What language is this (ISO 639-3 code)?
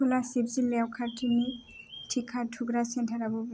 brx